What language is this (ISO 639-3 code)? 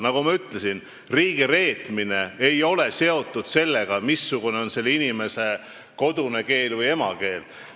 est